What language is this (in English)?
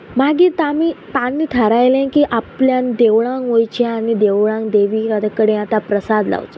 Konkani